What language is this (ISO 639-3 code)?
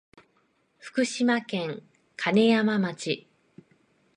jpn